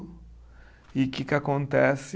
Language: Portuguese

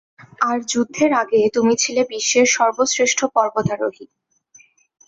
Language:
Bangla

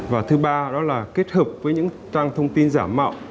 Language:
Vietnamese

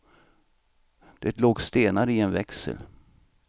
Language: Swedish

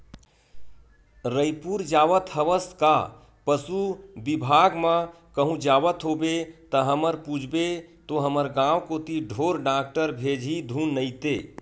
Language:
Chhattisgarhi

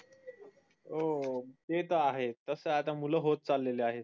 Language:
Marathi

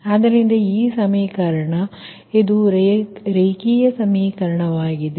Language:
Kannada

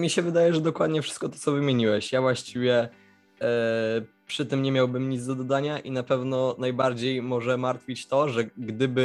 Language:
Polish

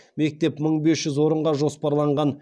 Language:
Kazakh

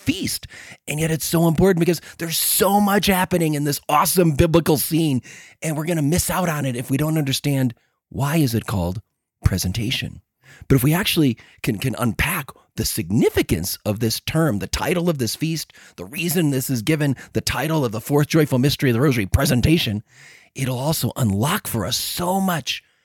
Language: English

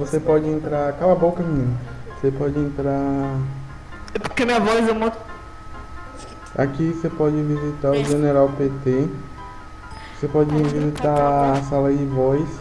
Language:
Portuguese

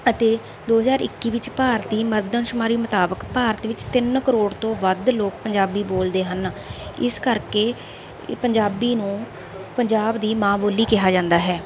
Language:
Punjabi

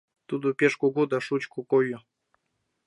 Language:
Mari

